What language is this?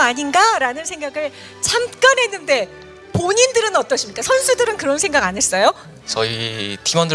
Korean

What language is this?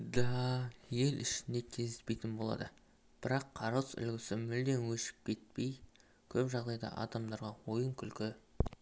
Kazakh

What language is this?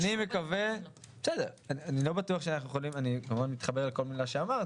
Hebrew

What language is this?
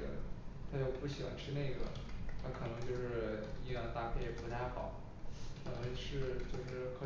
Chinese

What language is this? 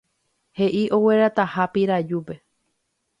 Guarani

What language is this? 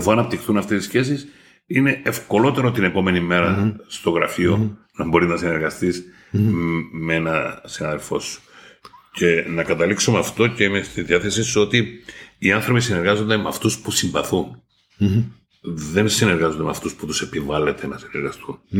Greek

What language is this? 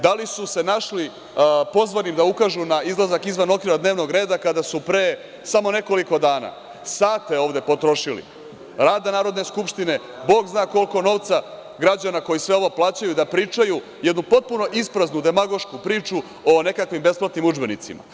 Serbian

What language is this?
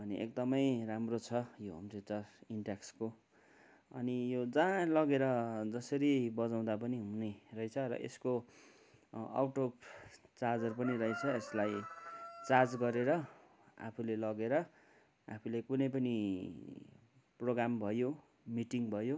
Nepali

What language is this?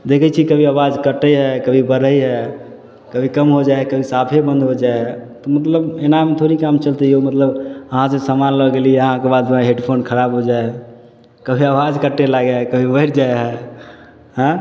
Maithili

